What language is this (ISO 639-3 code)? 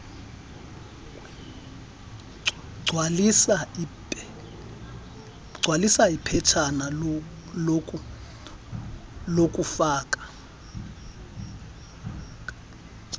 xho